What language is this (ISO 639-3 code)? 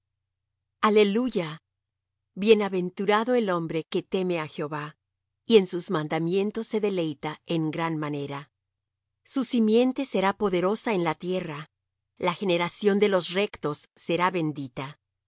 spa